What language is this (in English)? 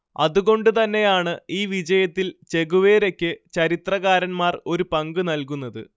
Malayalam